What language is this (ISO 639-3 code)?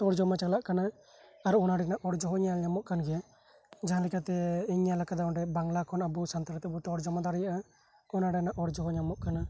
sat